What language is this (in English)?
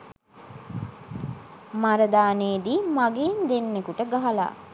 Sinhala